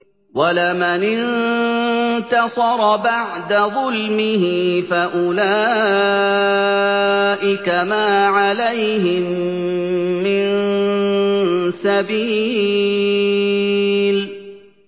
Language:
Arabic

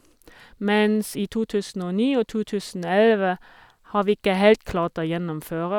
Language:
Norwegian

